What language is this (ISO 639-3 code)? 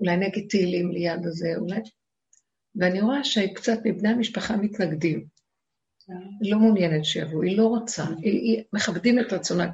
heb